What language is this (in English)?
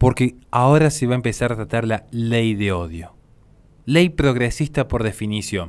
Spanish